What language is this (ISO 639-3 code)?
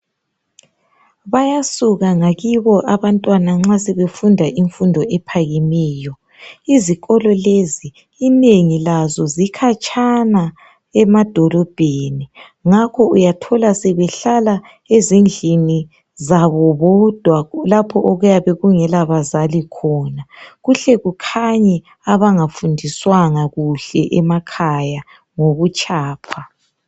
nde